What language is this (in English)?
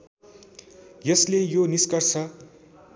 Nepali